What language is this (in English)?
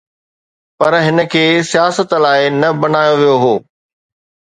Sindhi